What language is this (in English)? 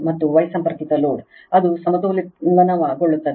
Kannada